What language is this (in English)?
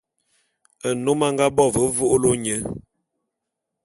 Bulu